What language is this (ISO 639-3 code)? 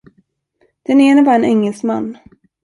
swe